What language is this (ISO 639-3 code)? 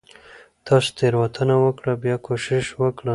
pus